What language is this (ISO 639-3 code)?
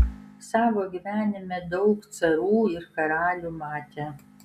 lit